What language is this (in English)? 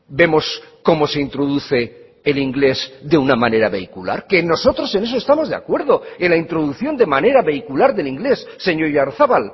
Spanish